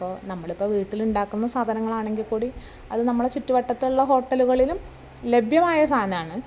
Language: Malayalam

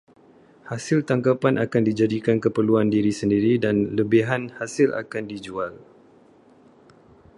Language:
Malay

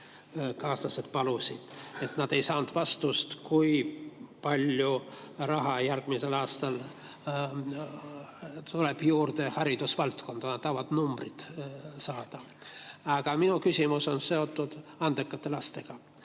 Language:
Estonian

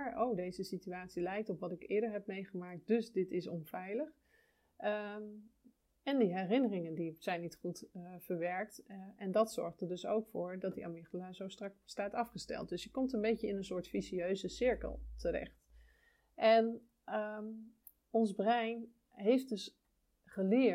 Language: Dutch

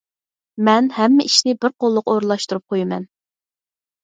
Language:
Uyghur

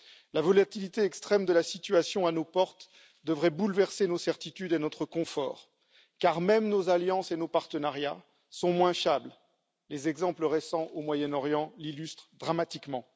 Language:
French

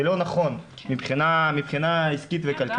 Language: Hebrew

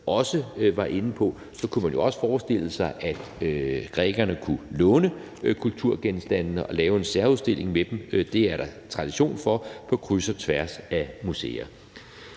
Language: Danish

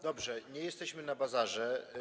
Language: Polish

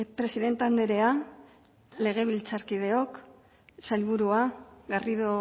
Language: Basque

